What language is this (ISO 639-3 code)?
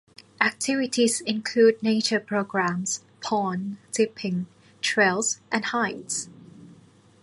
eng